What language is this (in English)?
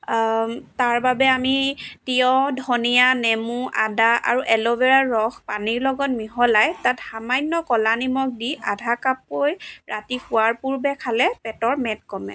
Assamese